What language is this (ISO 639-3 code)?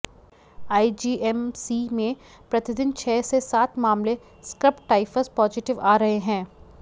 hin